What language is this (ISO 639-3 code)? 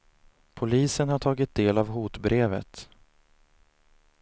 swe